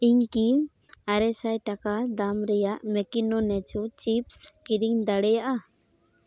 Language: Santali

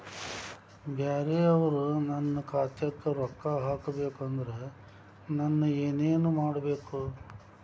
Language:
Kannada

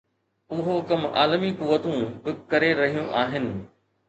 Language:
Sindhi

